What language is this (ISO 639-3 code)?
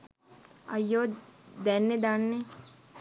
sin